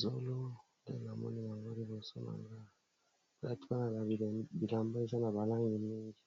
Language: Lingala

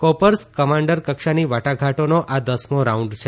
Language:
Gujarati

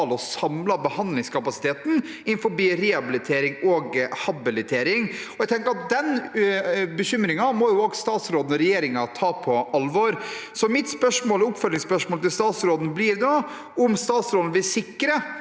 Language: Norwegian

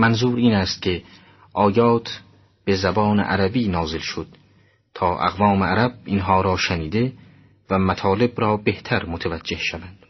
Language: Persian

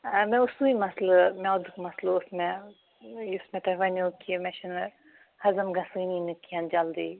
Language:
Kashmiri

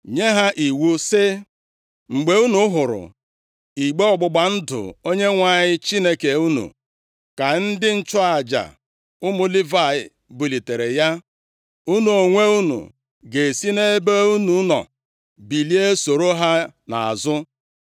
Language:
Igbo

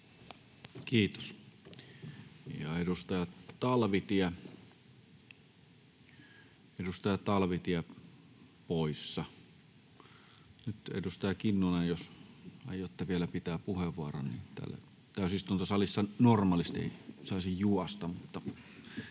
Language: Finnish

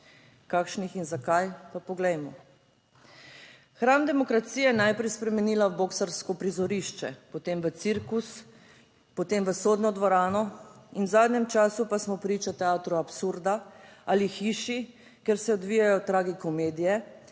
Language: Slovenian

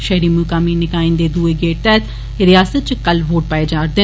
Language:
Dogri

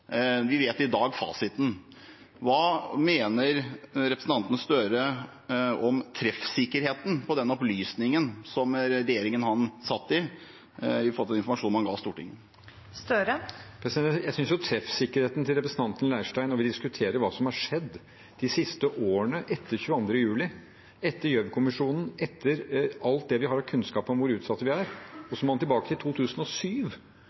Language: Norwegian Bokmål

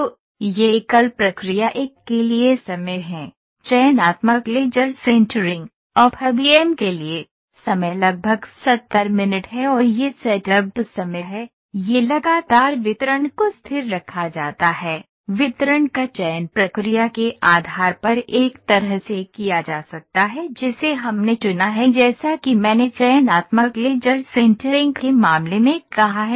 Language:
Hindi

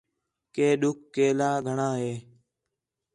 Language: Khetrani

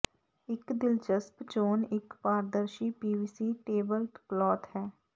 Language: Punjabi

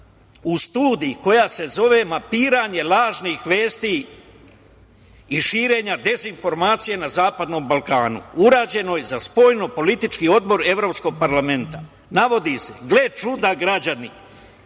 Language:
Serbian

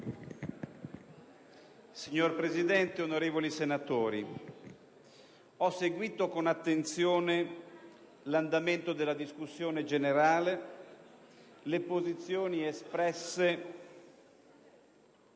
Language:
Italian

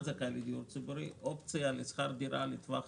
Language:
Hebrew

